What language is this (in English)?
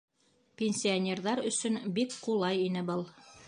Bashkir